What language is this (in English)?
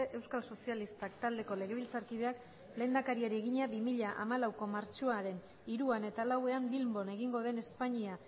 Basque